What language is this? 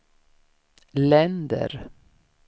Swedish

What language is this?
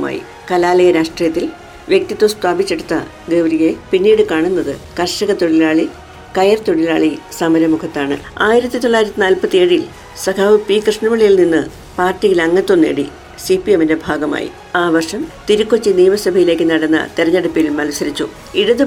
Malayalam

